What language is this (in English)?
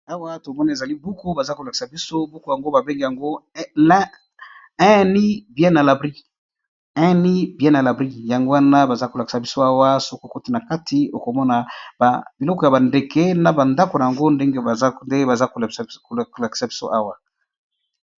Lingala